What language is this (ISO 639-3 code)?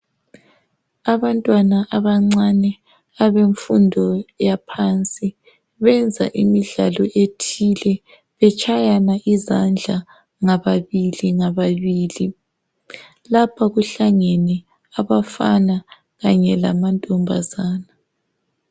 nde